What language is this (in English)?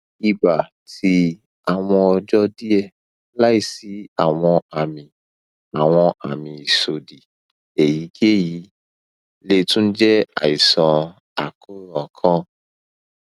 Yoruba